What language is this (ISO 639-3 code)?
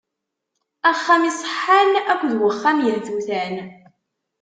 kab